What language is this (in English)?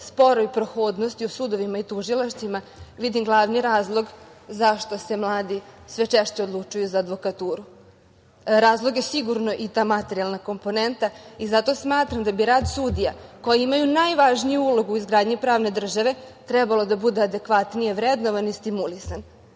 Serbian